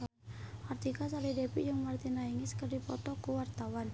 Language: Sundanese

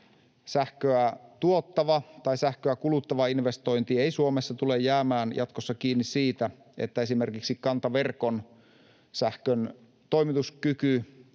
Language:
Finnish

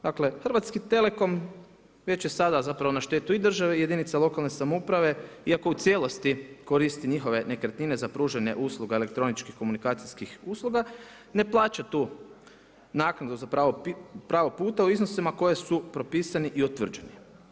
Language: Croatian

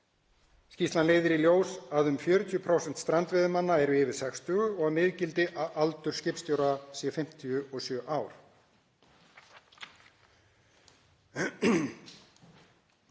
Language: Icelandic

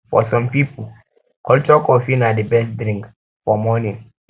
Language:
Nigerian Pidgin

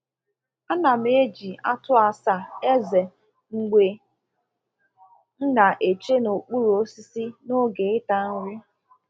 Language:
Igbo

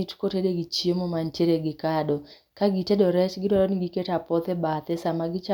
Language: Luo (Kenya and Tanzania)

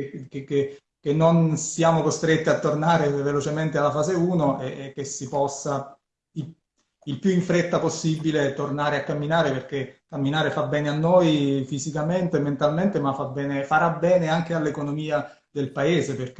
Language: Italian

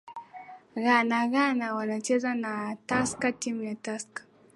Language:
Swahili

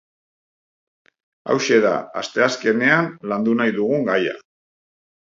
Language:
Basque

